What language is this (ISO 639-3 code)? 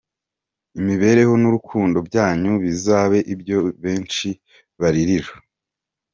kin